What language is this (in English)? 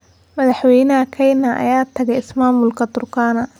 Somali